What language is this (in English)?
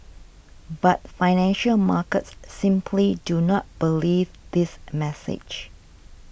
English